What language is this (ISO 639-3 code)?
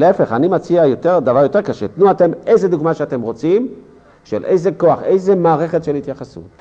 heb